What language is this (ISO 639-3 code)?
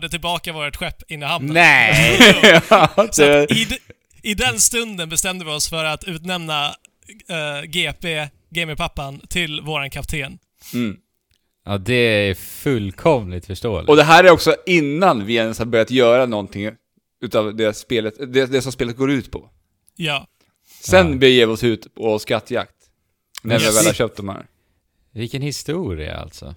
swe